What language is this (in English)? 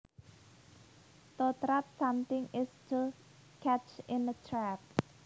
Javanese